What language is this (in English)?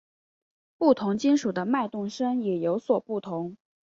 Chinese